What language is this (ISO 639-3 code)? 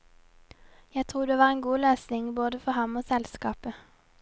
nor